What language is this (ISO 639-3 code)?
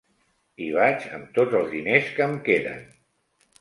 cat